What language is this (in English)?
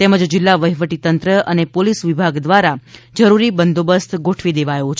Gujarati